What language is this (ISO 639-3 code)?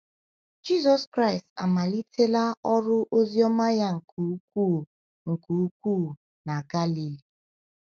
ibo